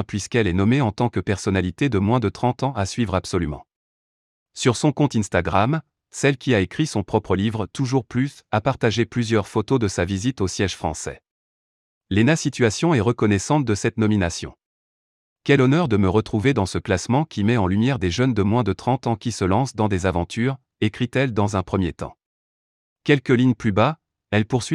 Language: French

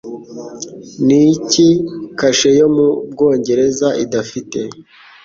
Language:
Kinyarwanda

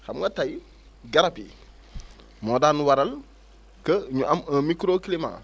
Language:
Wolof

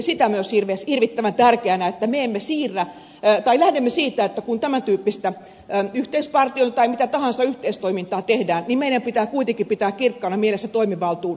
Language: Finnish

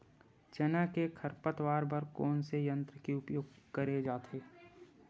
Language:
Chhattisgarhi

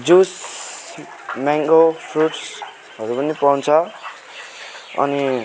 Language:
Nepali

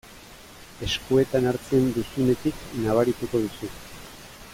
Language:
Basque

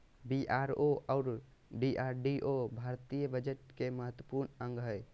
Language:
Magahi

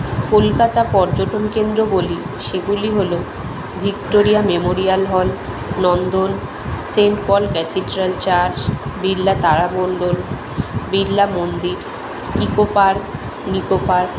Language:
Bangla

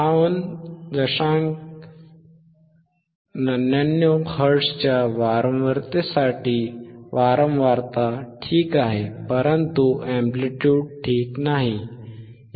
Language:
Marathi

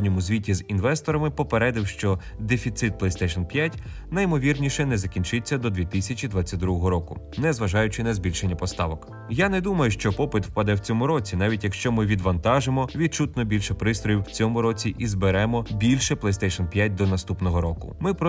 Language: Ukrainian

